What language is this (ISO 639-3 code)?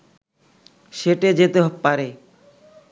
ben